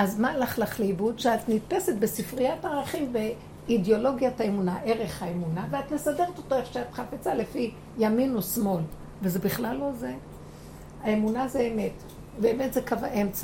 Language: Hebrew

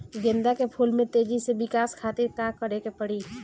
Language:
Bhojpuri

